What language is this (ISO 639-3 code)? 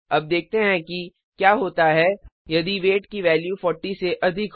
hin